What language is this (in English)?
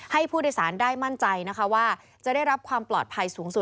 Thai